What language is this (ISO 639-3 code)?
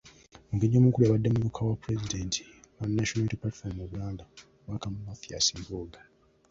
lug